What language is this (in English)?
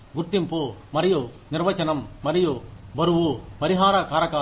Telugu